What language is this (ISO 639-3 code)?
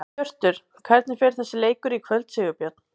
isl